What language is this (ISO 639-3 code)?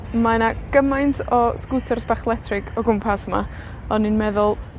cym